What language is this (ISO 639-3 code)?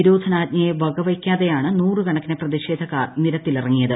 mal